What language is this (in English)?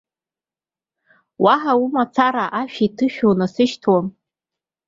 Abkhazian